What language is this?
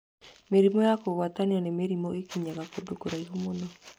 Kikuyu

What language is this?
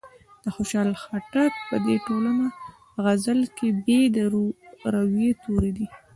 Pashto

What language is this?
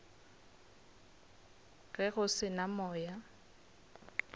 Northern Sotho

